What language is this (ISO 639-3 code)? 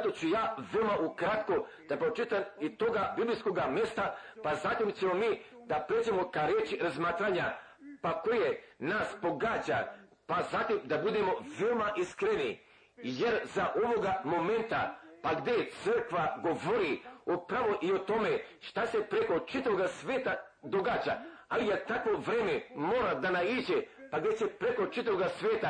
hrv